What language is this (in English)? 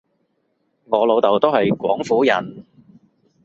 Cantonese